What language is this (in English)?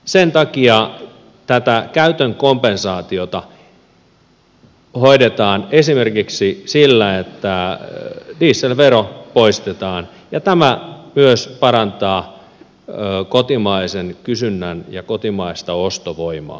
Finnish